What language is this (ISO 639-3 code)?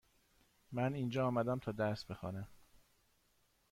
fas